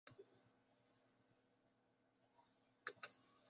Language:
Western Frisian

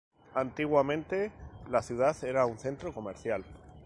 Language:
Spanish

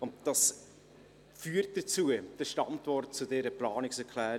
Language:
Swiss German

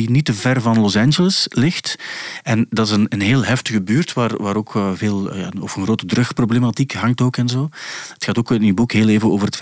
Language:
Dutch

